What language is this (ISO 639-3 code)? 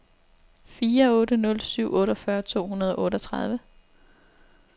dan